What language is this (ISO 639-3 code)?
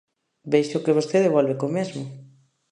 glg